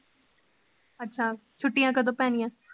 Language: Punjabi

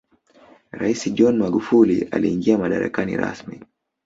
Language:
Swahili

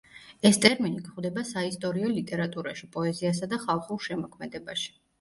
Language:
Georgian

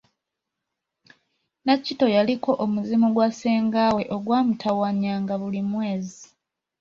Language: Ganda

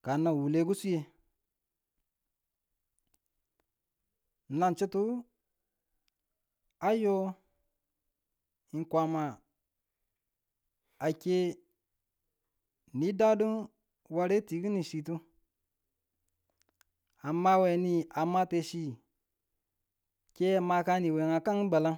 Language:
Tula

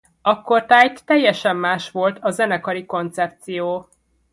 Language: Hungarian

